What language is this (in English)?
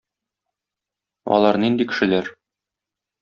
Tatar